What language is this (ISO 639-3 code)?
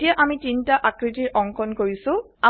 asm